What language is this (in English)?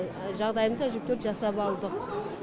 Kazakh